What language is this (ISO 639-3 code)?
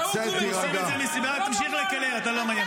heb